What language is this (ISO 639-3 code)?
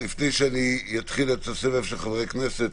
heb